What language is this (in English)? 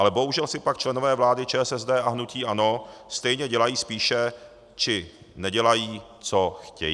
Czech